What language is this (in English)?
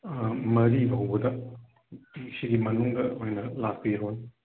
Manipuri